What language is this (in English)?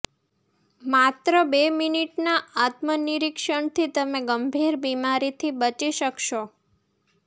Gujarati